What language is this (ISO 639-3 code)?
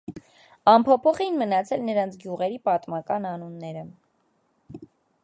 hye